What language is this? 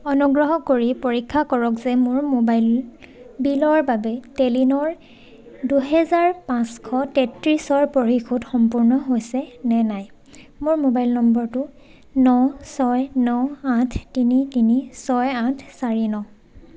Assamese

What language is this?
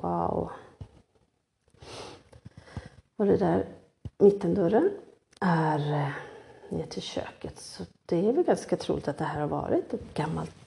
Swedish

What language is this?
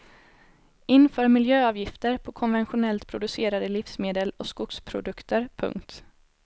Swedish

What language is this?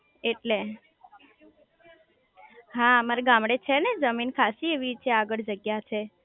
Gujarati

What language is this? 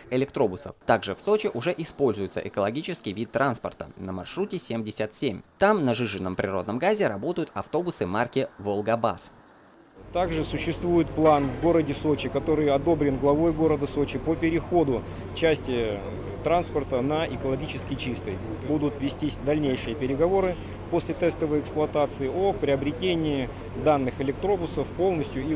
Russian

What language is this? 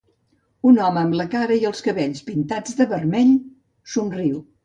Catalan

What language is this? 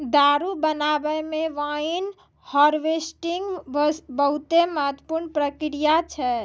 Maithili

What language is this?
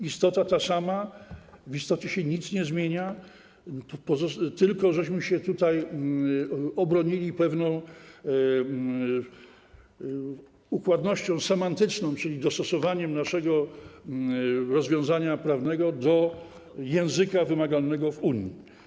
Polish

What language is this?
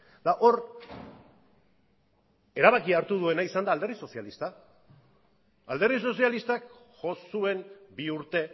Basque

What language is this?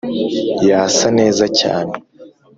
Kinyarwanda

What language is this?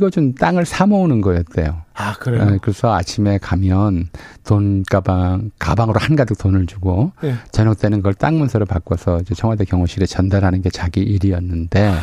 Korean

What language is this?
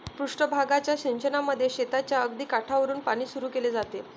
Marathi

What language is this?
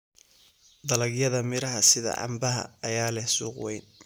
Somali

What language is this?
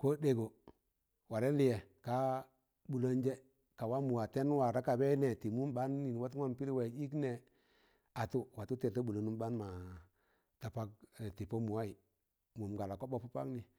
Tangale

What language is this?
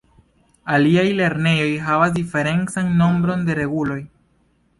Esperanto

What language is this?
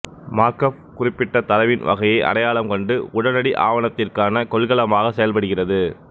Tamil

